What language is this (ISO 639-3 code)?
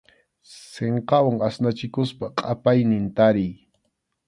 qxu